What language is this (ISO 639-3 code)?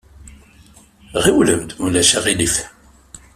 kab